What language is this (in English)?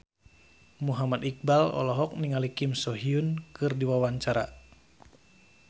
Sundanese